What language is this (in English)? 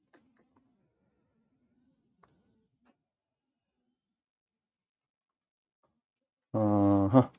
Punjabi